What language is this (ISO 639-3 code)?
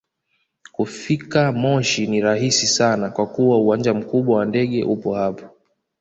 swa